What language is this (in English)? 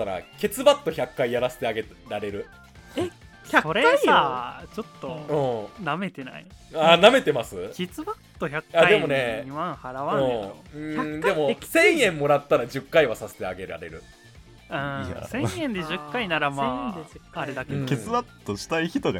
Japanese